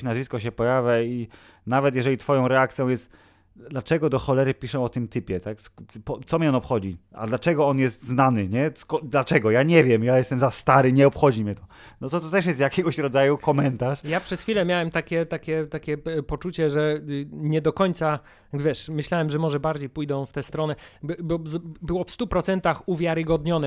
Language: Polish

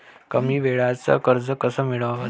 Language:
Marathi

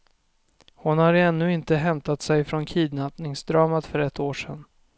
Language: Swedish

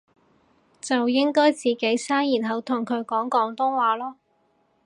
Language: Cantonese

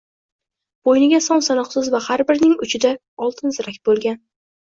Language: Uzbek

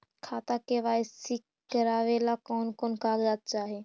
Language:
Magahi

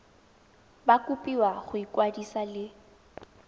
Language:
Tswana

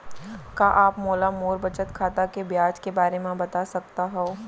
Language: Chhattisgarhi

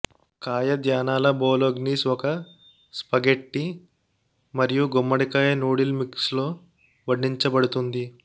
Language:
Telugu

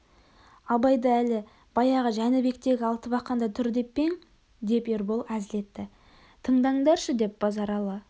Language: Kazakh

